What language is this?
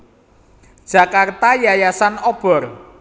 Javanese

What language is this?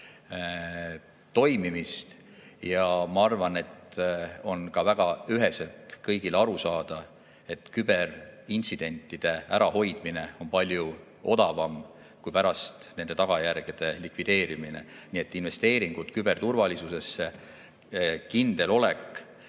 Estonian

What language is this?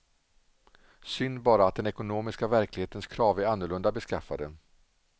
Swedish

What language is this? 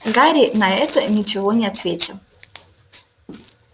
Russian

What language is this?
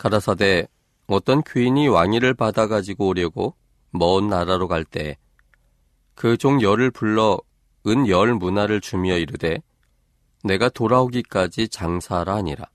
Korean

